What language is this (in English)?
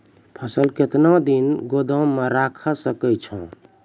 Maithili